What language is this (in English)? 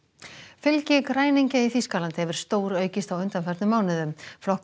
Icelandic